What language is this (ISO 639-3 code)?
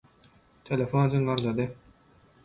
tuk